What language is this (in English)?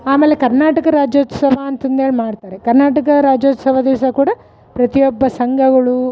Kannada